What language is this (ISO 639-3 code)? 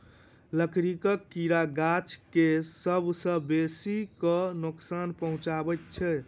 mai